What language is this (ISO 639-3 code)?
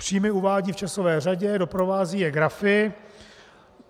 ces